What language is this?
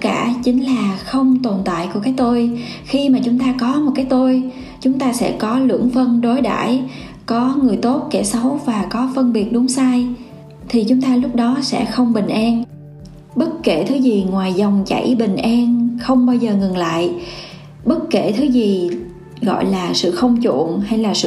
Vietnamese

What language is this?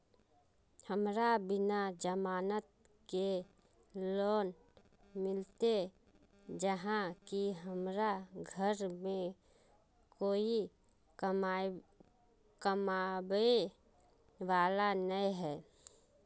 Magahi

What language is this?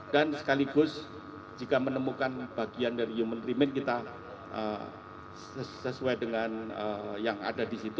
Indonesian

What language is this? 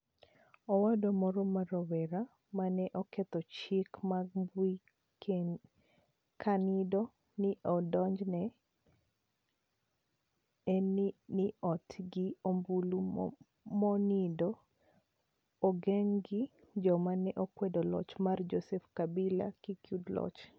Luo (Kenya and Tanzania)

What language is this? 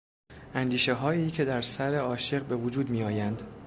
Persian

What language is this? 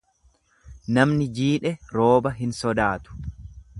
Oromo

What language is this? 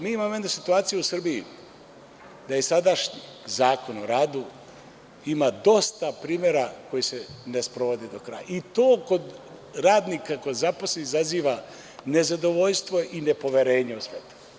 Serbian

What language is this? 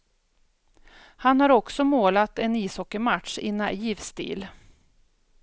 Swedish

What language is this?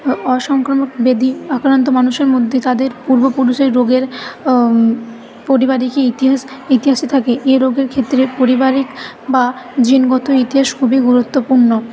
Bangla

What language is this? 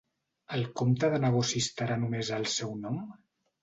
Catalan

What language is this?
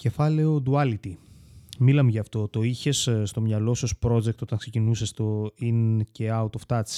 Greek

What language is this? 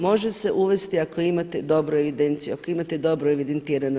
Croatian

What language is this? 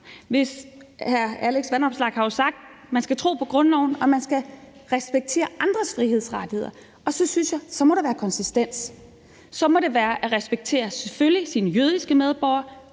Danish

